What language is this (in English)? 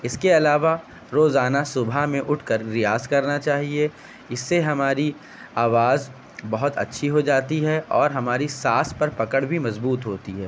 Urdu